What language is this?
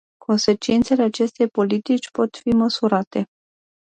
Romanian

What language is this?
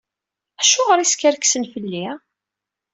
Kabyle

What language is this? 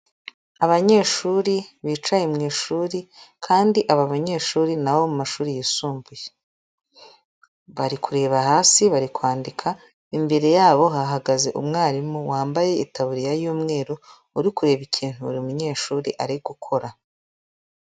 Kinyarwanda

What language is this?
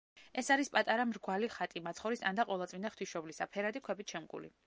Georgian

